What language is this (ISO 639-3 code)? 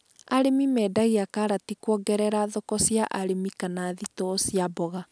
kik